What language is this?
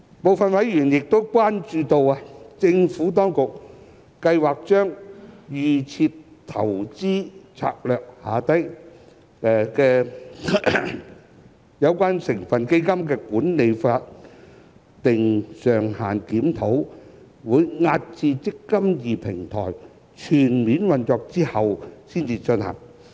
Cantonese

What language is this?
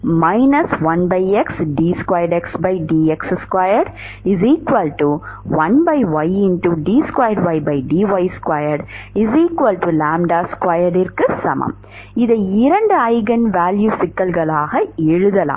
Tamil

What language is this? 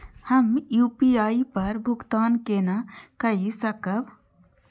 Maithili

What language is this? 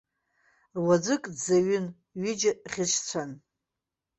Abkhazian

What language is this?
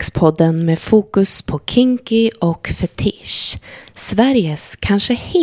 Swedish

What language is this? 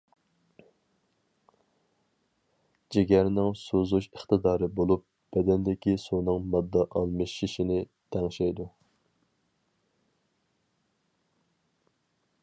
Uyghur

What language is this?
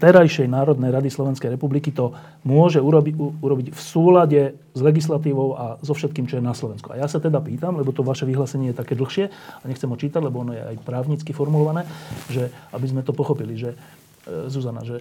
Slovak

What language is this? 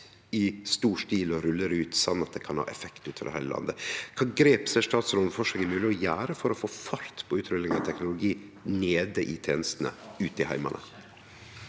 Norwegian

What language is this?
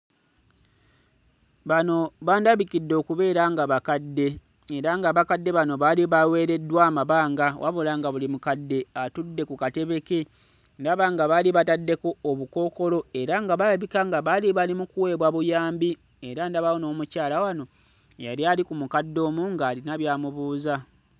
Ganda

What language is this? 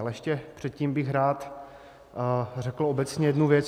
Czech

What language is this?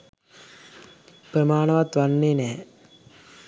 Sinhala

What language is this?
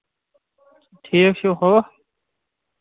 Kashmiri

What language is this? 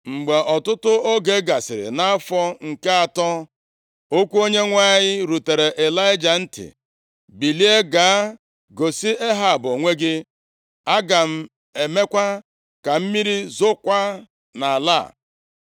Igbo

